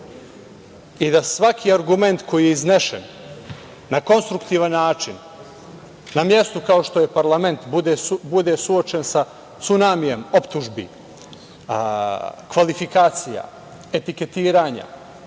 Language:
Serbian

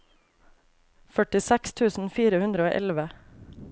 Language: Norwegian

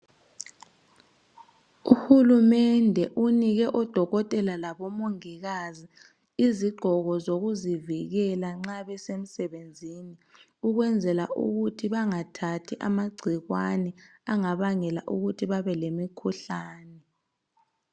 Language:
North Ndebele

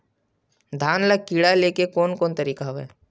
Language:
Chhattisgarhi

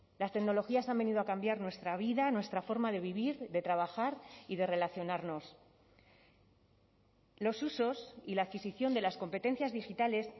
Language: Spanish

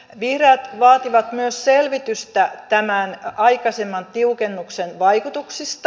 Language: Finnish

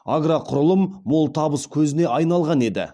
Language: Kazakh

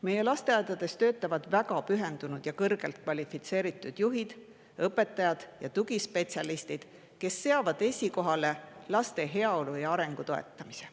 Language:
Estonian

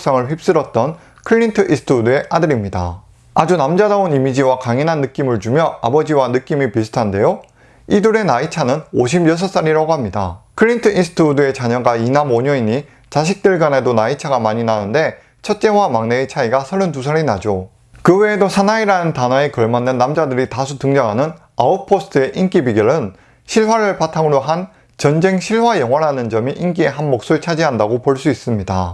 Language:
Korean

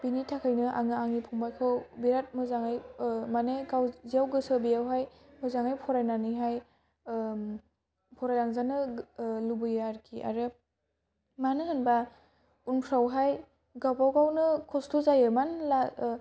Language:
Bodo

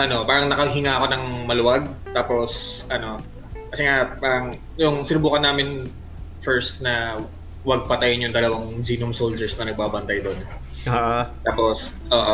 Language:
Filipino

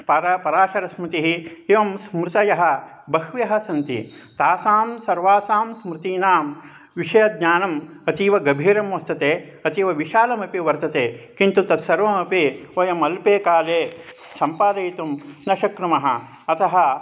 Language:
Sanskrit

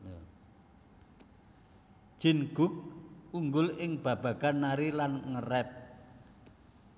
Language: Javanese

